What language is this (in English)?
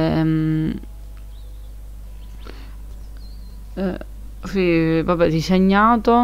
Italian